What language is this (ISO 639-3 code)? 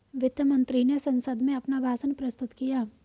hin